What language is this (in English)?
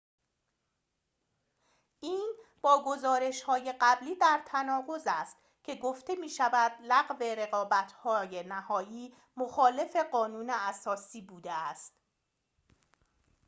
Persian